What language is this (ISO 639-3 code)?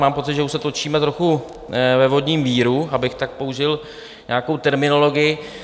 ces